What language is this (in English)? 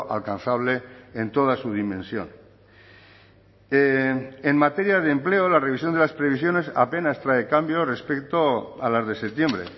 Spanish